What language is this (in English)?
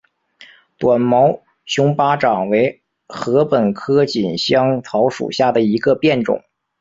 Chinese